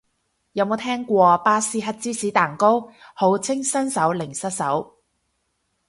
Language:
Cantonese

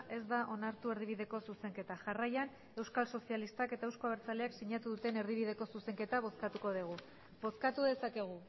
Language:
Basque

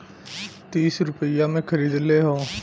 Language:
Bhojpuri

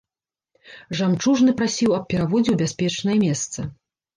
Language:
Belarusian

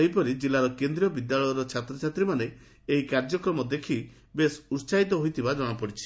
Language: Odia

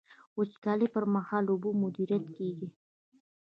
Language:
Pashto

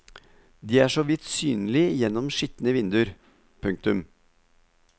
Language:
Norwegian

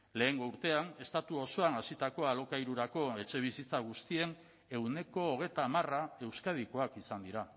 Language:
Basque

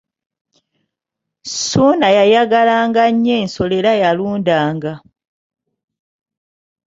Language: Ganda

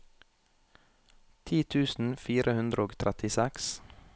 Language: Norwegian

